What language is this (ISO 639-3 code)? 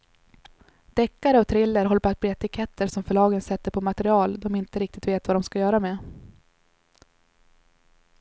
swe